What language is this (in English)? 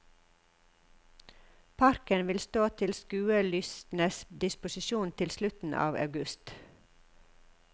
Norwegian